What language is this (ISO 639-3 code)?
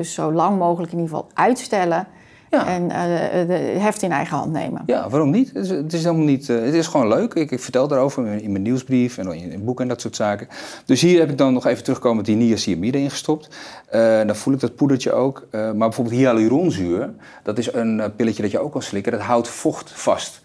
nld